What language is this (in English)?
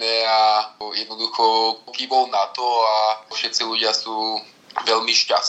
Slovak